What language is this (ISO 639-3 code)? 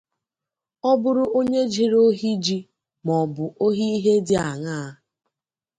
ibo